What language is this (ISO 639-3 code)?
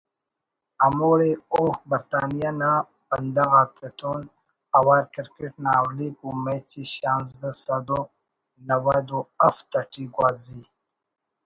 brh